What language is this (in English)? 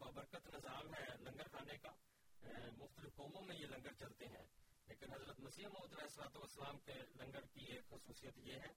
Urdu